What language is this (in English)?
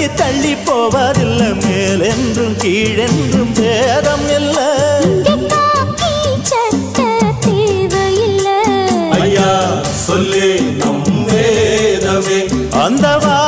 Romanian